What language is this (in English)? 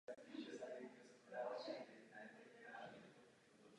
Czech